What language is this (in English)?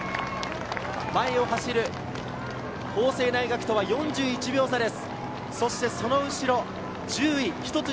Japanese